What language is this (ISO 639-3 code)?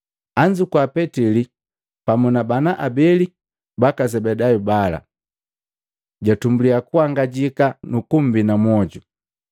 mgv